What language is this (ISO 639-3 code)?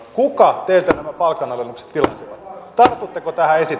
fin